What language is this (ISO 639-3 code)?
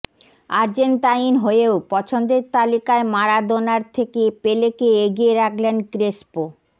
ben